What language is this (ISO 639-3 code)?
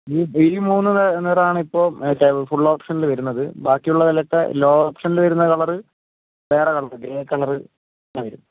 mal